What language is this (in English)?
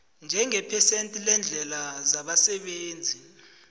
South Ndebele